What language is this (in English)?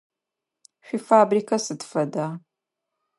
Adyghe